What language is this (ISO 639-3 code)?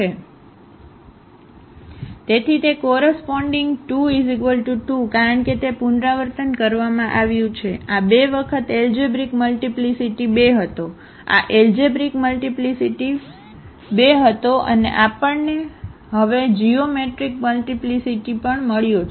guj